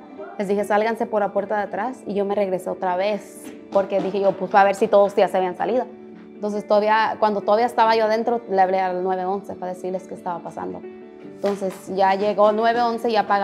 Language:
Spanish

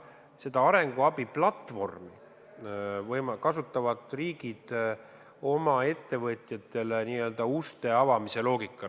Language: Estonian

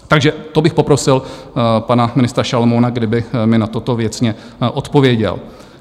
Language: Czech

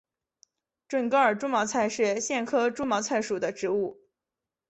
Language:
Chinese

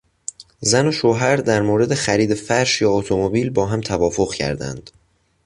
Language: Persian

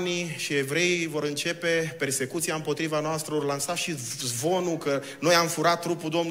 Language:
Romanian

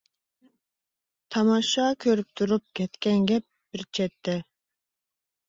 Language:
Uyghur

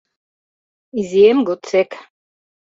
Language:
Mari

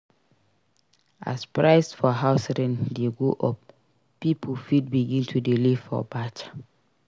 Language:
Nigerian Pidgin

